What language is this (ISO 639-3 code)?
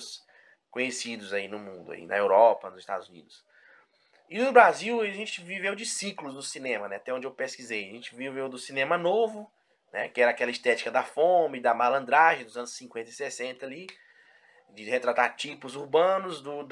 por